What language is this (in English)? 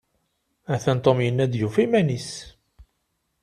Kabyle